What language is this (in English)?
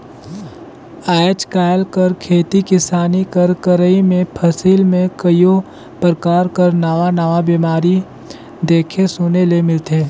Chhattisgarhi